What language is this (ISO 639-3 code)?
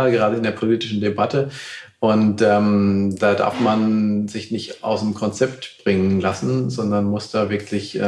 deu